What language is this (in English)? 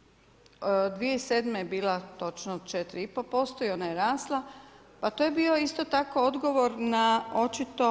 Croatian